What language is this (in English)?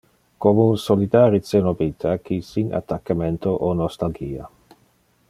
Interlingua